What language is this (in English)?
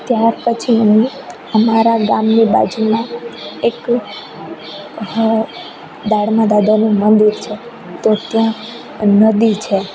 Gujarati